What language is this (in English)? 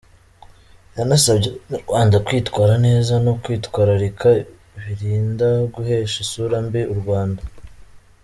Kinyarwanda